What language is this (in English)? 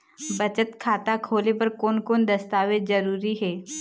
Chhattisgarhi